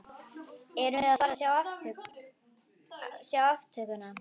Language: Icelandic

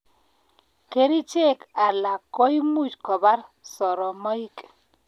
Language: Kalenjin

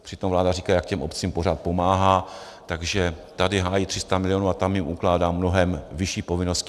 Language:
Czech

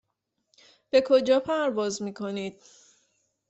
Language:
Persian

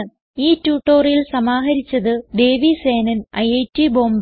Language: Malayalam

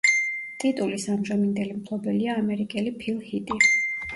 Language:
Georgian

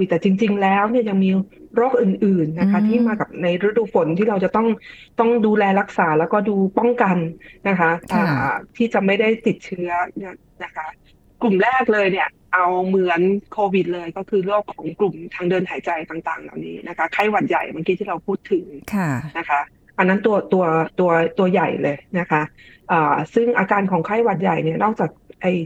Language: Thai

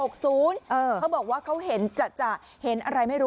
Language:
Thai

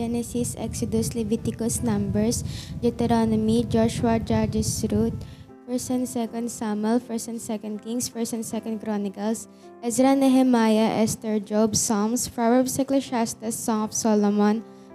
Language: Filipino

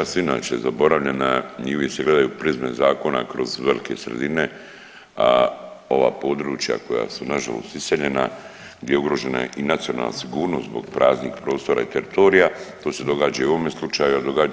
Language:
Croatian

